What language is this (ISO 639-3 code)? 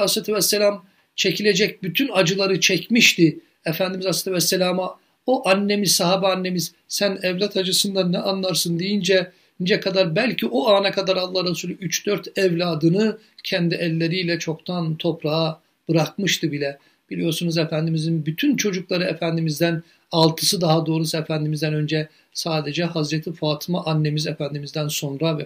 tur